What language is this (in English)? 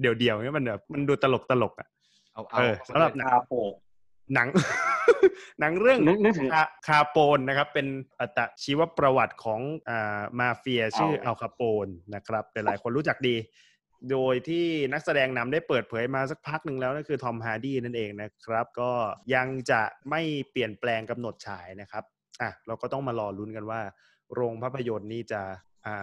Thai